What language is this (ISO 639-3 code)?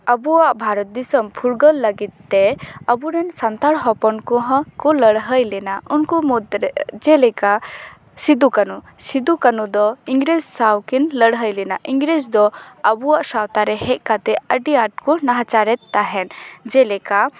sat